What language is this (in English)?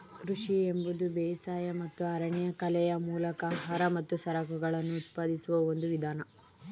Kannada